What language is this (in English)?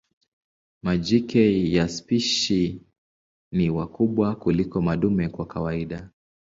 Swahili